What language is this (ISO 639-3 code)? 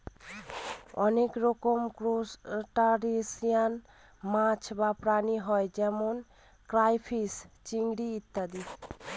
ben